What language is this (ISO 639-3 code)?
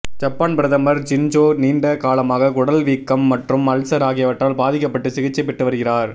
tam